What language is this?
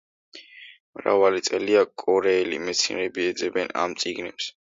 Georgian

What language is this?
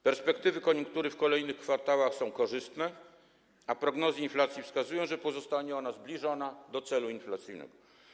Polish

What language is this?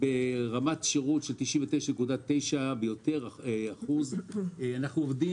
Hebrew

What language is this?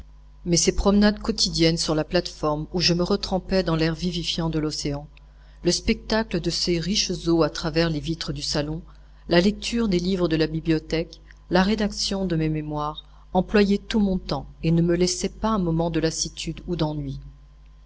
French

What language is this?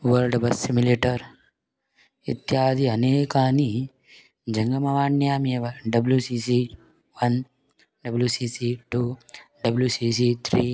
Sanskrit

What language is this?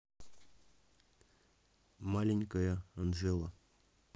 Russian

